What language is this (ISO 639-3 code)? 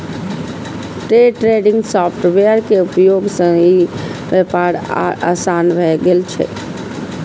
mai